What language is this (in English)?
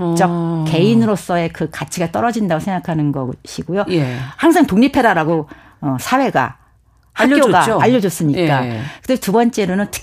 Korean